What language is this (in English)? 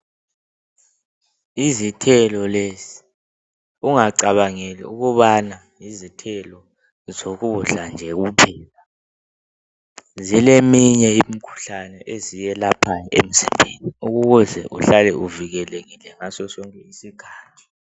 North Ndebele